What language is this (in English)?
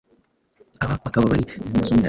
Kinyarwanda